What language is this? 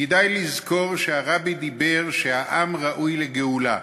Hebrew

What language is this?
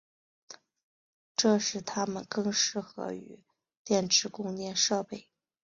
Chinese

